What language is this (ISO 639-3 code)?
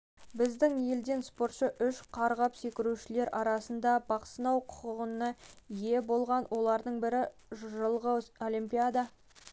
kaz